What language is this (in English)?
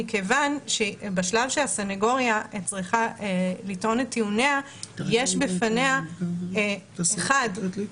Hebrew